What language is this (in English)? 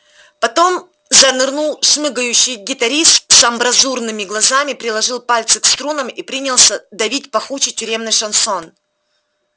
Russian